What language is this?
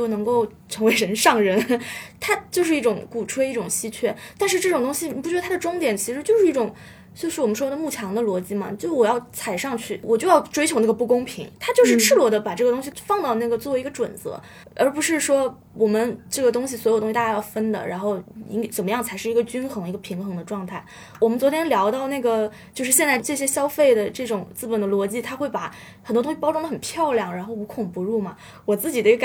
Chinese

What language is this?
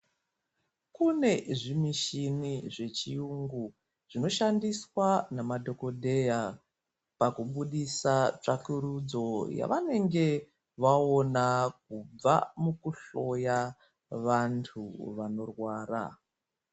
Ndau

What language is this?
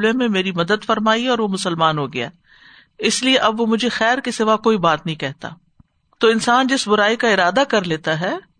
Urdu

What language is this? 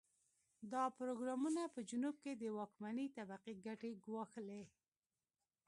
Pashto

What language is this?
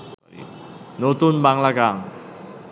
Bangla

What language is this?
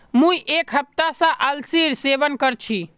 Magahi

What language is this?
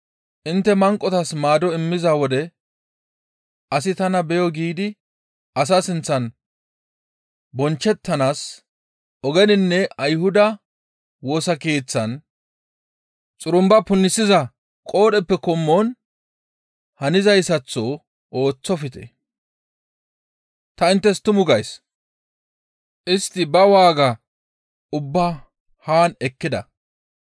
Gamo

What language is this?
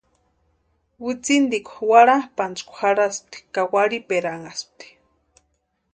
Western Highland Purepecha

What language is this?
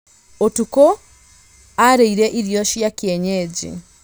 Kikuyu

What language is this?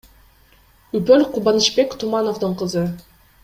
Kyrgyz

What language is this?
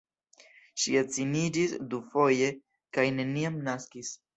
Esperanto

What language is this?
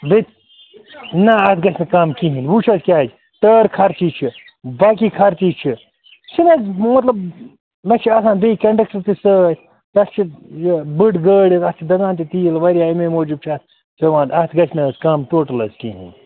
Kashmiri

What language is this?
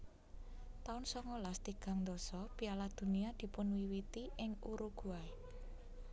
Javanese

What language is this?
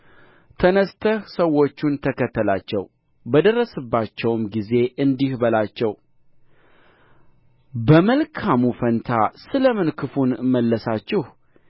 Amharic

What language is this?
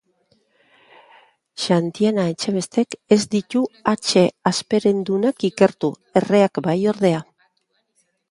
Basque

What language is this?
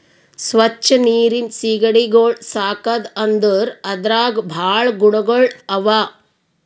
Kannada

